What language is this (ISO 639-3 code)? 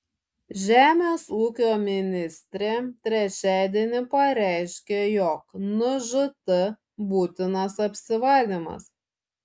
lit